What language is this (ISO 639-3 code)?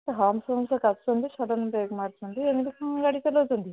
ori